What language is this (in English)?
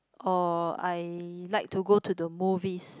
English